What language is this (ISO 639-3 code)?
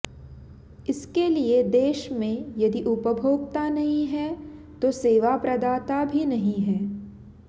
san